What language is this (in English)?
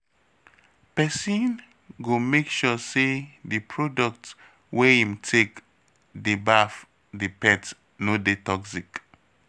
Nigerian Pidgin